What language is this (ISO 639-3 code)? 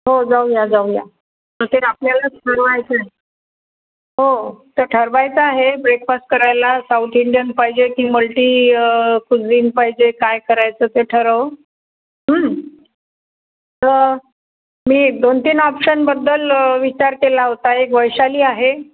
mar